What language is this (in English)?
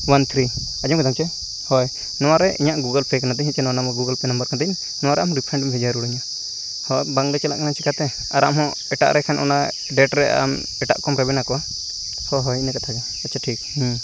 Santali